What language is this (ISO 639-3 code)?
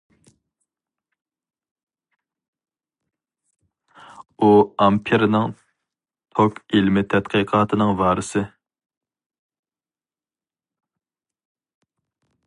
uig